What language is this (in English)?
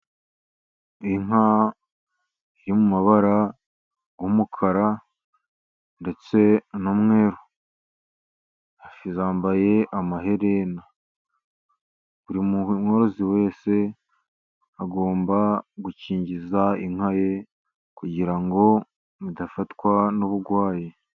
Kinyarwanda